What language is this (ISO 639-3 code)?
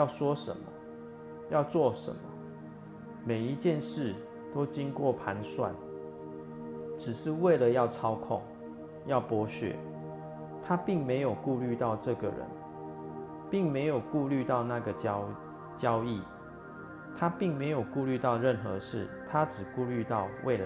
zho